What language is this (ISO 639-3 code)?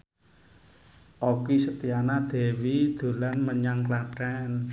jav